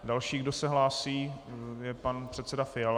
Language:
Czech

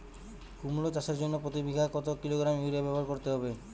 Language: Bangla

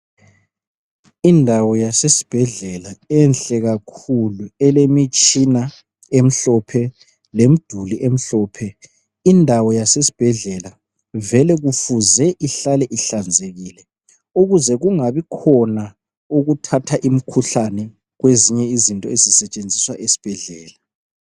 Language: North Ndebele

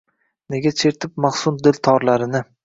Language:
Uzbek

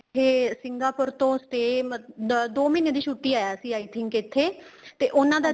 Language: Punjabi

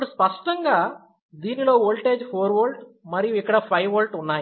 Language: Telugu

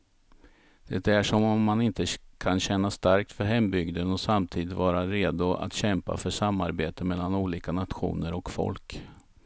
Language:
Swedish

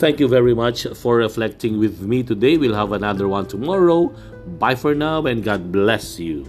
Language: Filipino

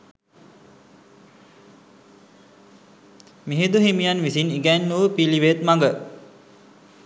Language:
Sinhala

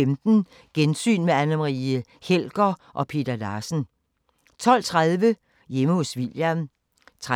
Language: Danish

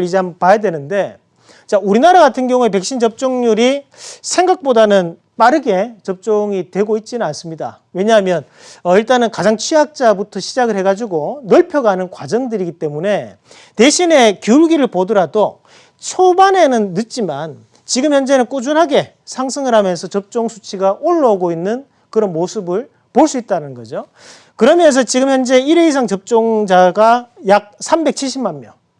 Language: Korean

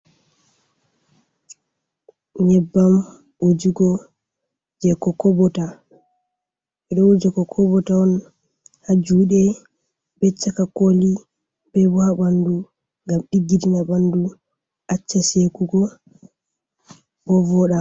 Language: Fula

